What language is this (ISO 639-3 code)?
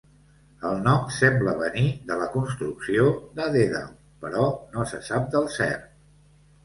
cat